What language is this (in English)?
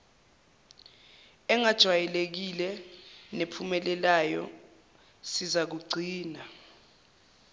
Zulu